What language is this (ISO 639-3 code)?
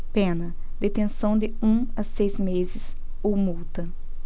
por